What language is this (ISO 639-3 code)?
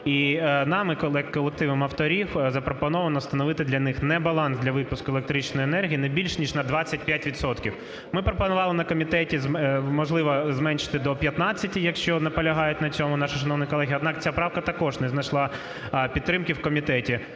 ukr